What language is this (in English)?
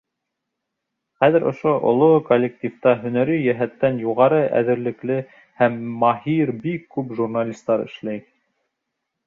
Bashkir